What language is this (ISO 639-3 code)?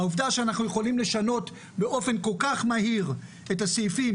heb